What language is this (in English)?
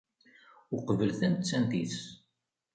Kabyle